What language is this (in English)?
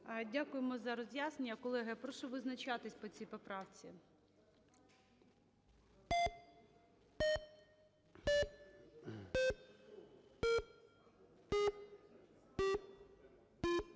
Ukrainian